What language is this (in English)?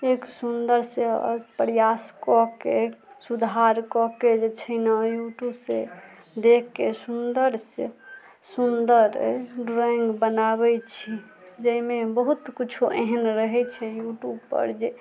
Maithili